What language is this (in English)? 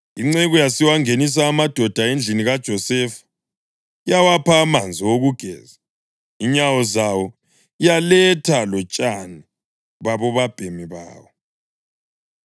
North Ndebele